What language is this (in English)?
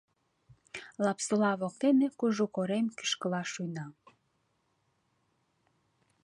Mari